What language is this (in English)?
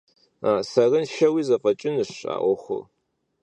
Kabardian